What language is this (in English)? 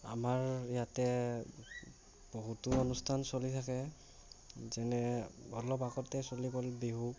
Assamese